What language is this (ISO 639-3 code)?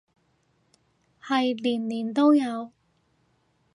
yue